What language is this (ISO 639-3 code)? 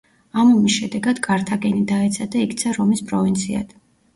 kat